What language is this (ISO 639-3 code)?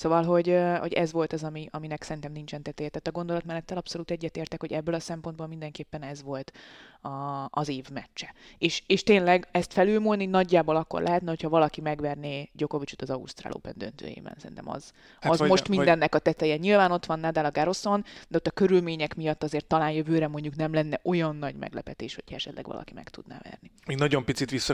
hun